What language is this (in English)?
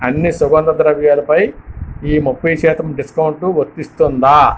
Telugu